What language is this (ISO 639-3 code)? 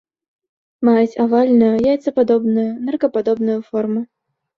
bel